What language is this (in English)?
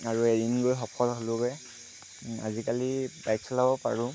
Assamese